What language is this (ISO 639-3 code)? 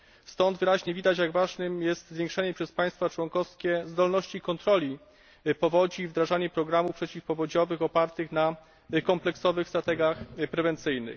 pol